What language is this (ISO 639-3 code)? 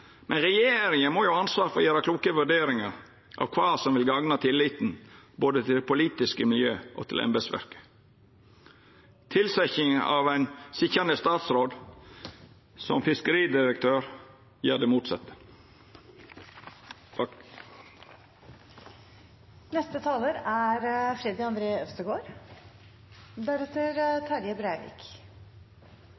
nor